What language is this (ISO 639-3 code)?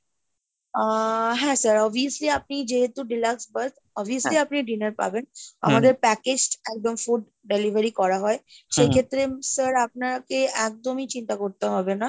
ben